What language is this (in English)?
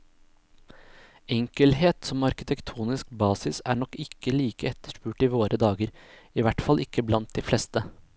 Norwegian